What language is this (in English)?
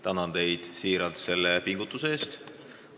Estonian